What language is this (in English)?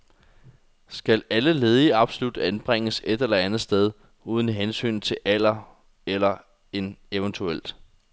Danish